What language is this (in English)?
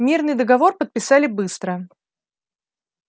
Russian